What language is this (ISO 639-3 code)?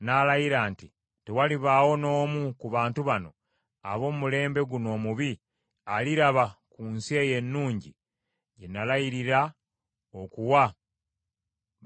lug